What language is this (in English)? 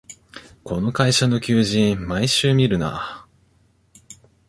Japanese